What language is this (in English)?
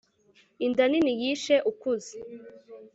Kinyarwanda